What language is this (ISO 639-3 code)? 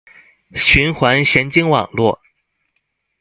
zho